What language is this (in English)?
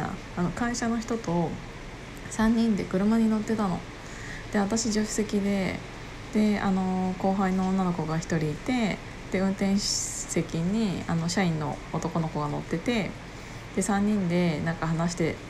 Japanese